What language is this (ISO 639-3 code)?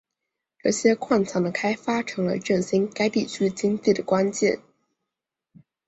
zho